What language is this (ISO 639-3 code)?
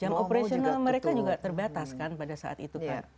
ind